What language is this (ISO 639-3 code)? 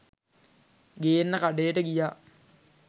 sin